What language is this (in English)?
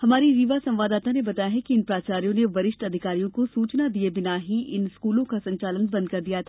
Hindi